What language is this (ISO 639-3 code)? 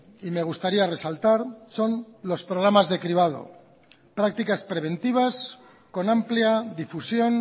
spa